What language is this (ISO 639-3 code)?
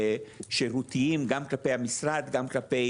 heb